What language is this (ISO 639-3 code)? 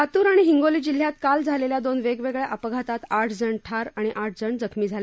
mar